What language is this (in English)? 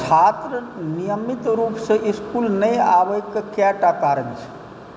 Maithili